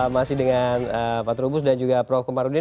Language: Indonesian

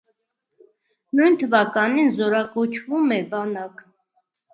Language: Armenian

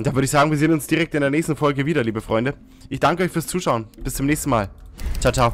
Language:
German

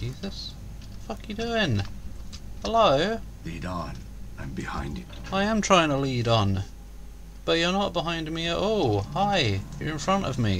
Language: English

